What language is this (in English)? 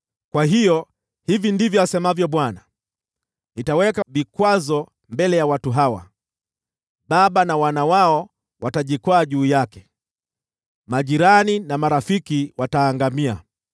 Swahili